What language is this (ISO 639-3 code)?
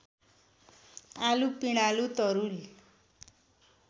nep